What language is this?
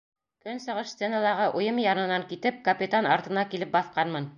Bashkir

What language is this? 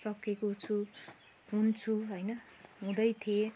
Nepali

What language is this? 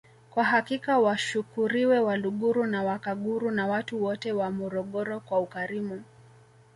Swahili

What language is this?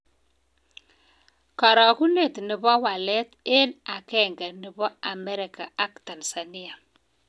Kalenjin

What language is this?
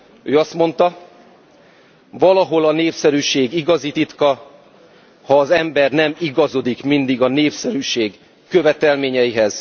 Hungarian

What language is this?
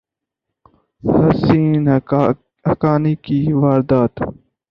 Urdu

